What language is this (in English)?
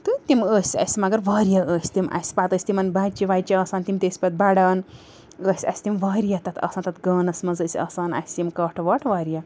Kashmiri